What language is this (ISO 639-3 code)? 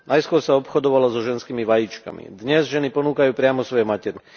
slk